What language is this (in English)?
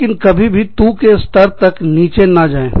Hindi